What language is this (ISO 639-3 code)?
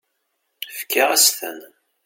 kab